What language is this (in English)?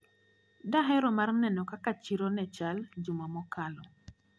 Luo (Kenya and Tanzania)